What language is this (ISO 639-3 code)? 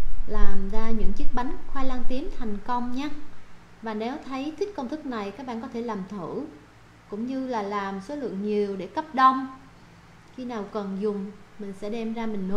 vie